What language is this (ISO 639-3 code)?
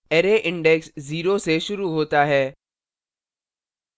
hin